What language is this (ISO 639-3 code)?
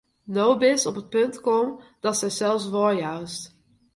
fry